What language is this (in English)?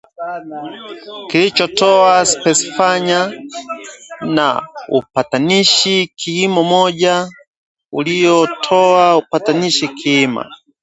Swahili